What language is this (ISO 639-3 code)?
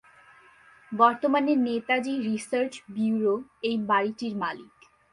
ben